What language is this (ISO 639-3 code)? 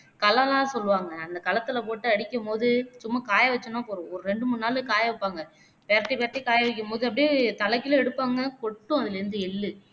tam